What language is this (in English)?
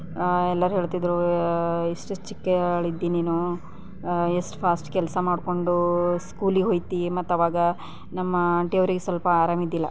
Kannada